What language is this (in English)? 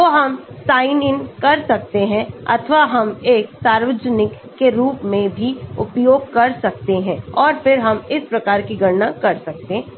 Hindi